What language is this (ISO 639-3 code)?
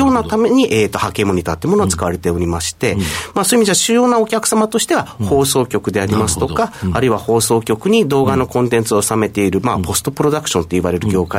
jpn